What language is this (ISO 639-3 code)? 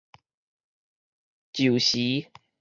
nan